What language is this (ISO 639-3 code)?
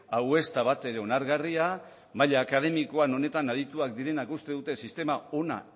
eus